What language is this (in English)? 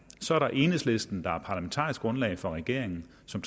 Danish